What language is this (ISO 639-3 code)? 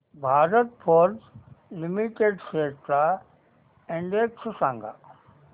mar